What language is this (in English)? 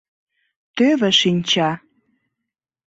Mari